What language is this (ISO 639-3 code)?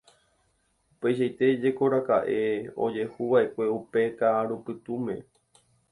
grn